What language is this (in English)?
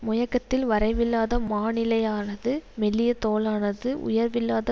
Tamil